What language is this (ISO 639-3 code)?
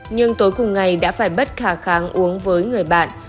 vie